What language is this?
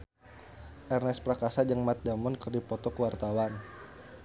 Sundanese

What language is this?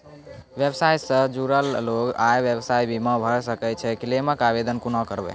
Maithili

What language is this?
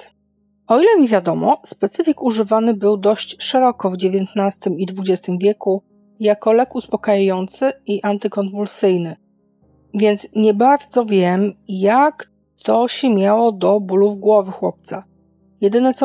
Polish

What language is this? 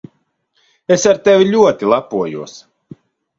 Latvian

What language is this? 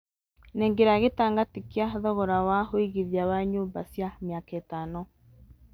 Kikuyu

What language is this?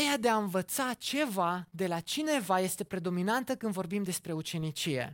Romanian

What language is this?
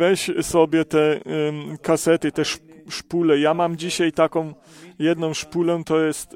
Polish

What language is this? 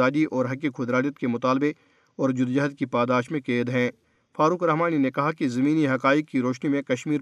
Urdu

